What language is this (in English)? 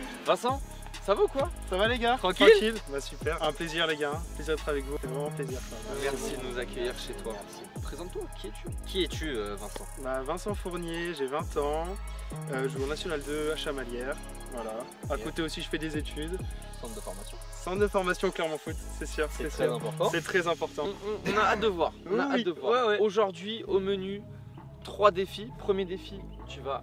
French